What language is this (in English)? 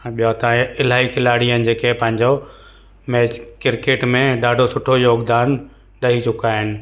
Sindhi